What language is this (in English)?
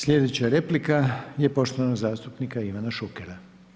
Croatian